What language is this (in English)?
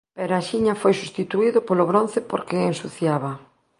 Galician